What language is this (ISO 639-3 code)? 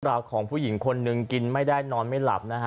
tha